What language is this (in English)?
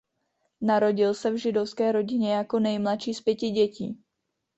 Czech